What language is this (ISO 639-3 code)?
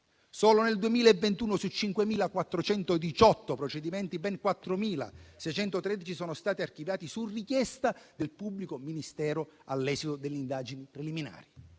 ita